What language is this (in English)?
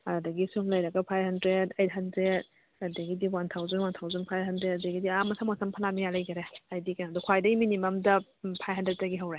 Manipuri